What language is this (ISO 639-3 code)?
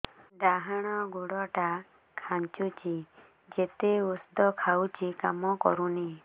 ori